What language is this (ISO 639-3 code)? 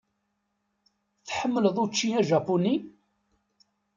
kab